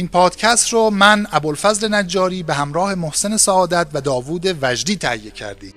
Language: Persian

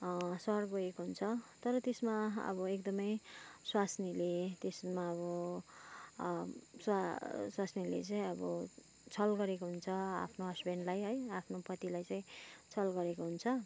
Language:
Nepali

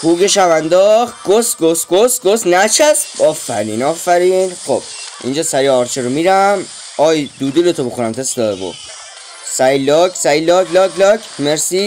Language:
Persian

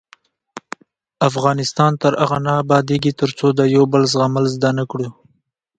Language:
Pashto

